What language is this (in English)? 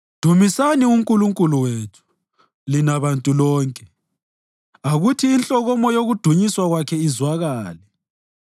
North Ndebele